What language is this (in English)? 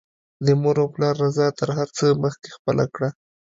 Pashto